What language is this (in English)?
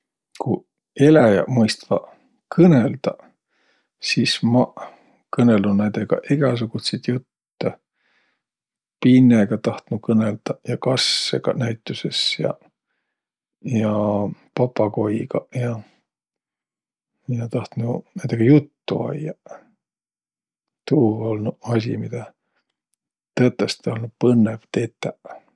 Võro